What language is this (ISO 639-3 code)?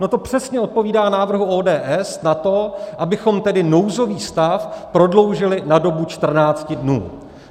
ces